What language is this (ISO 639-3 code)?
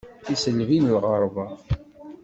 kab